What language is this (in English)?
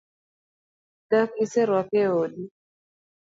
Luo (Kenya and Tanzania)